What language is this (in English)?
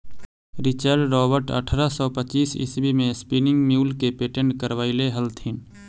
Magahi